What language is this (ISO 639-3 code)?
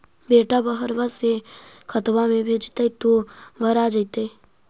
mag